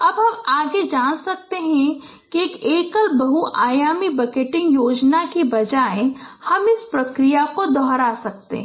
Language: Hindi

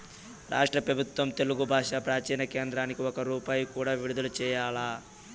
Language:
Telugu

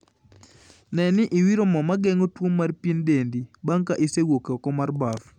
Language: Luo (Kenya and Tanzania)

